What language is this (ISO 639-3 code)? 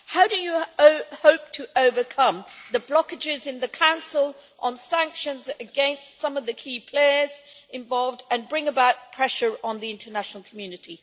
eng